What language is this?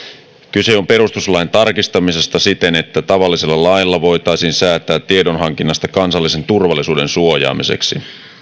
Finnish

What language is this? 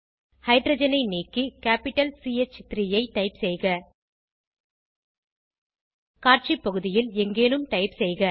Tamil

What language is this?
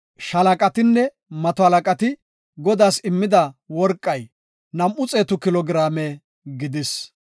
Gofa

